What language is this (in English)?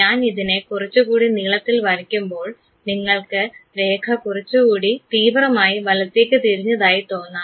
Malayalam